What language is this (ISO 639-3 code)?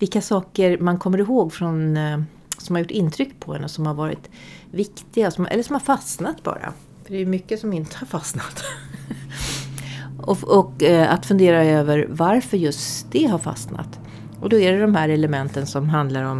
swe